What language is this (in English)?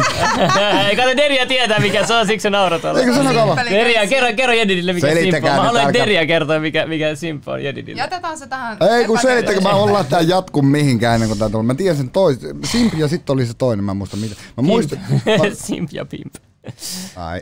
Finnish